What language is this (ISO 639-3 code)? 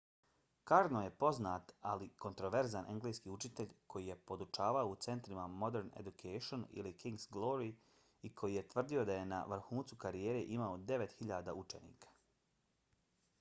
bos